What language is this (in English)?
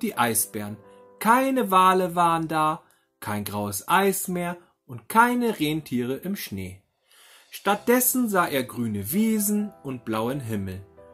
German